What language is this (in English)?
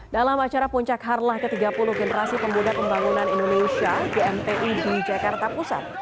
Indonesian